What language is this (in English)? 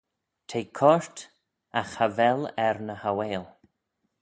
Manx